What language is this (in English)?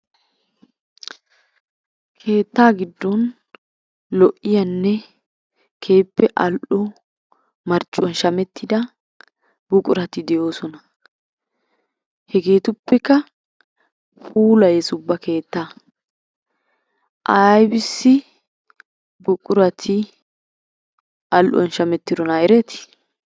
Wolaytta